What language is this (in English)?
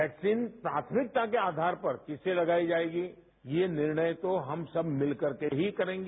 Hindi